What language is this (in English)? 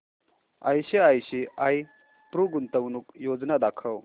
Marathi